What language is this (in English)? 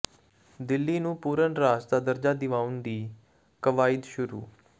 Punjabi